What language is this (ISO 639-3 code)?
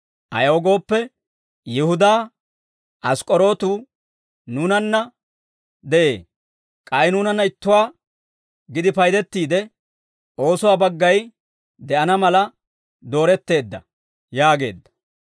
dwr